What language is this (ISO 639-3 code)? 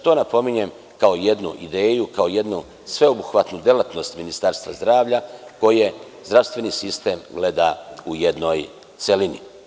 srp